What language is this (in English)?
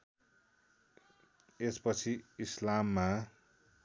Nepali